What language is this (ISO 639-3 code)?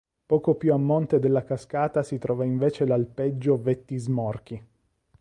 ita